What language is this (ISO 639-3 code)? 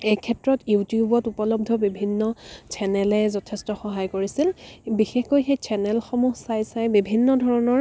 asm